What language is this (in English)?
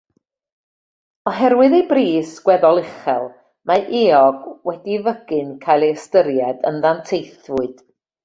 Welsh